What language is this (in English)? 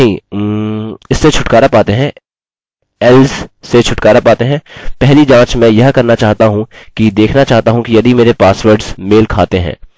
Hindi